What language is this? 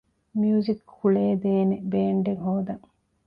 Divehi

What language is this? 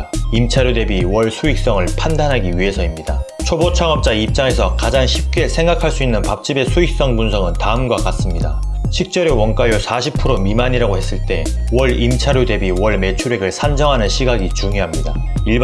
Korean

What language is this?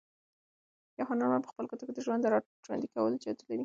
Pashto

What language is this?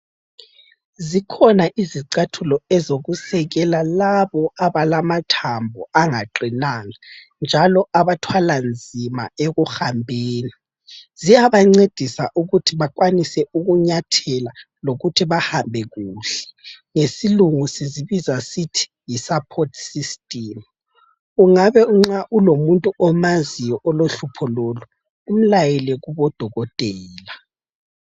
North Ndebele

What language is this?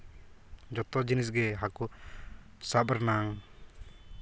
Santali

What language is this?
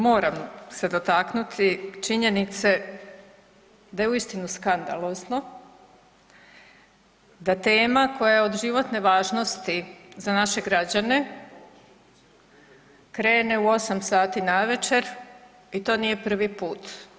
Croatian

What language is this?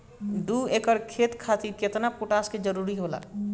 Bhojpuri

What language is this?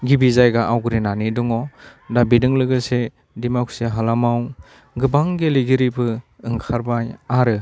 Bodo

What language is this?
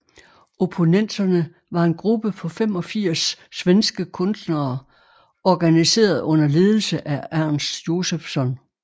Danish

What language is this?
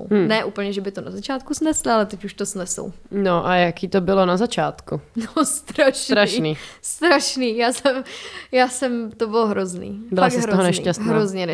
Czech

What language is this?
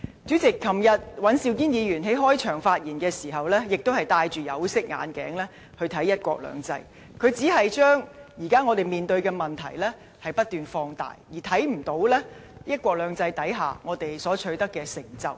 Cantonese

